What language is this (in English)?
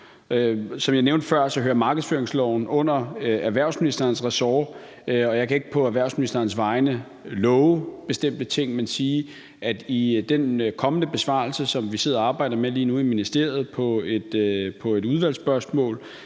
Danish